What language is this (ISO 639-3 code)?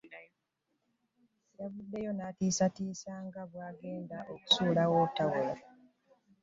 lug